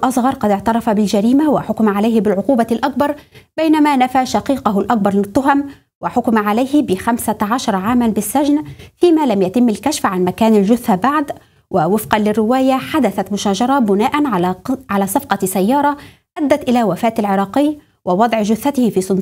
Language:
Arabic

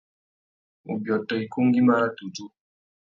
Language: Tuki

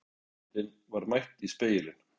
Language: Icelandic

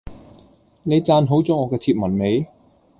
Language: Cantonese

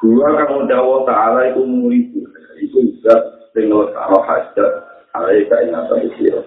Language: Malay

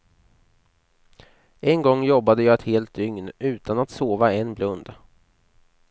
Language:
Swedish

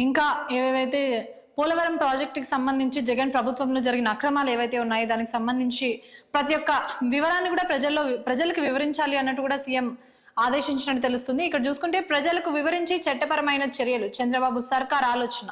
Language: Telugu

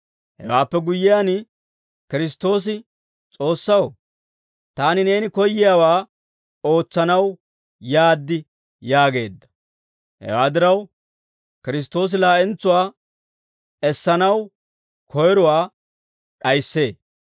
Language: Dawro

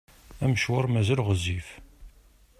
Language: Kabyle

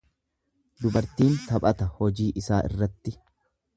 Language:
Oromo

